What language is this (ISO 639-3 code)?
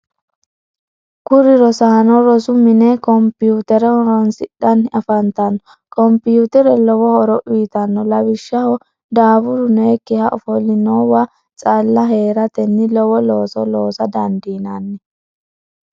sid